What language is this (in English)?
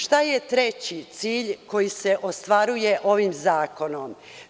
Serbian